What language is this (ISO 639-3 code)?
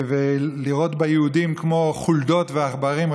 heb